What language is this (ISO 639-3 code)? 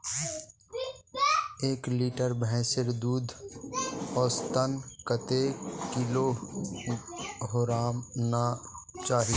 mag